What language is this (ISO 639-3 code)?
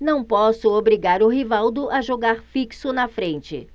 por